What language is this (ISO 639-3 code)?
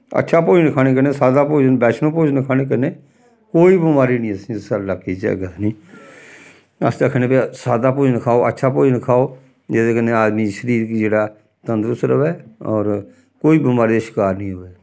doi